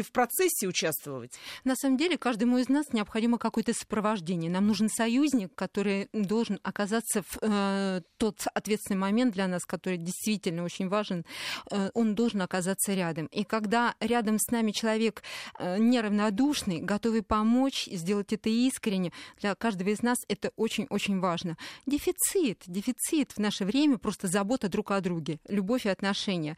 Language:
Russian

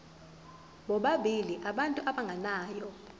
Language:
Zulu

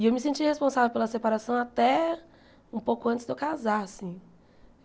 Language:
Portuguese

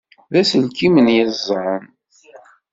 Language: Kabyle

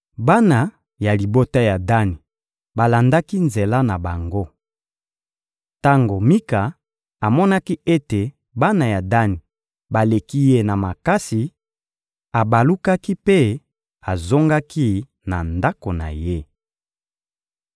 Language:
Lingala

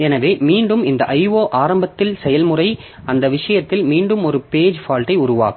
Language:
Tamil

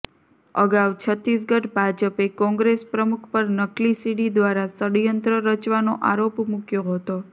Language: Gujarati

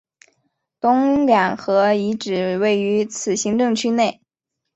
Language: Chinese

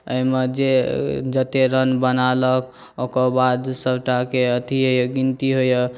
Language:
Maithili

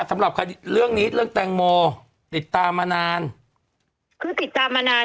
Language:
Thai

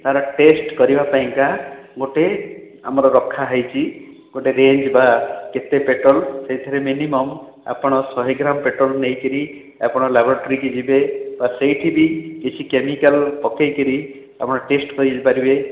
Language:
Odia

